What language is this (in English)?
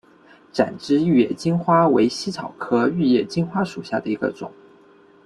Chinese